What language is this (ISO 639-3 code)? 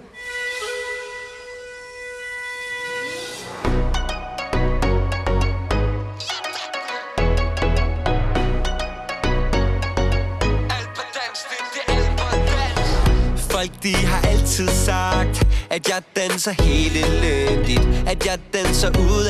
dan